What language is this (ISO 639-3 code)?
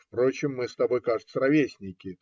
rus